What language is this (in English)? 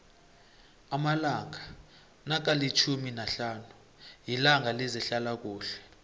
South Ndebele